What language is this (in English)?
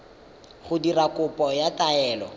Tswana